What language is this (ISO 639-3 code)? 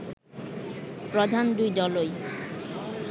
ben